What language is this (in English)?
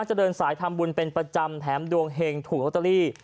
Thai